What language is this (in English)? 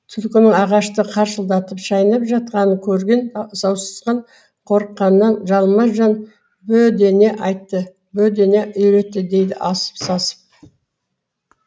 Kazakh